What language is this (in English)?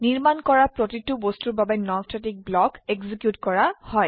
Assamese